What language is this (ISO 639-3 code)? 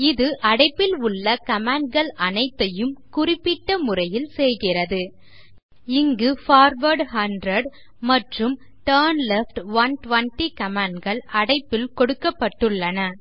tam